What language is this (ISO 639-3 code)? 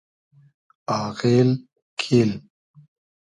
haz